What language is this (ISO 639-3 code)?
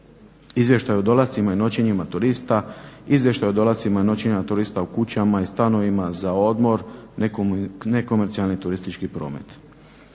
hrv